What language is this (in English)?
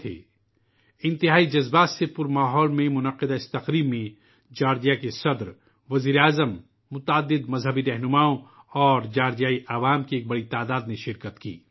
Urdu